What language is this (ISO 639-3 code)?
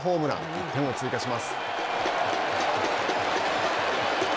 jpn